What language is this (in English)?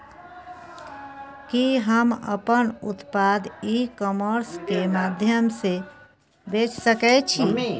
Maithili